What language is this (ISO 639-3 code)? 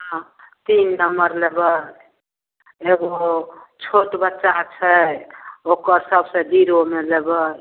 mai